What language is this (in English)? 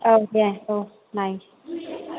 Bodo